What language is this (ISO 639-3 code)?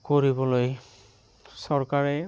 asm